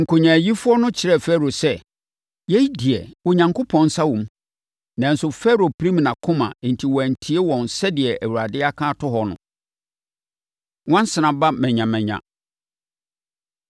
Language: Akan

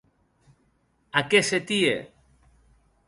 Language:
Occitan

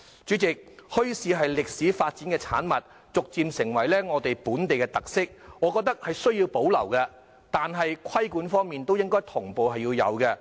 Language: Cantonese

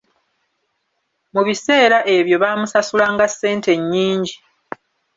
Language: Ganda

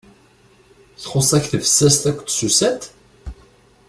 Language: Kabyle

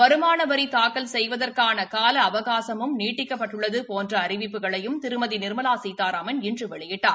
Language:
Tamil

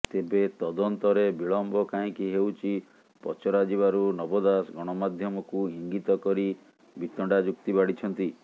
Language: Odia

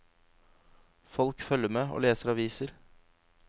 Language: Norwegian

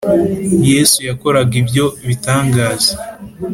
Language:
Kinyarwanda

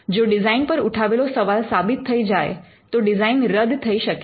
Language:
Gujarati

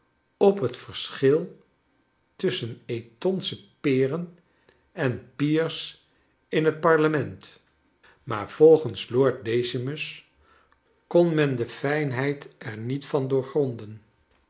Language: Dutch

